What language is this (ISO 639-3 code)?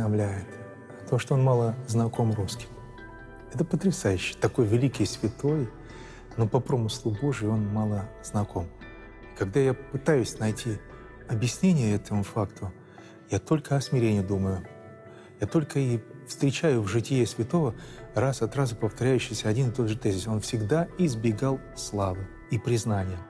rus